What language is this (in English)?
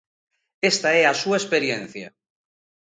Galician